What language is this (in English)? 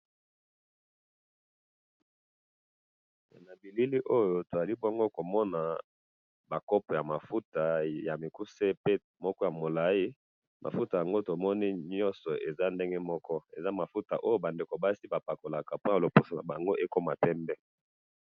Lingala